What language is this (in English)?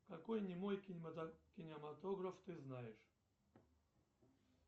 Russian